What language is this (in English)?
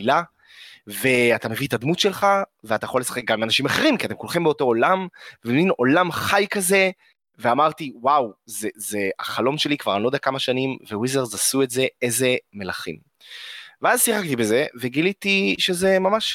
Hebrew